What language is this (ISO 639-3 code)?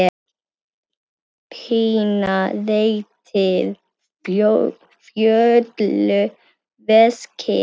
isl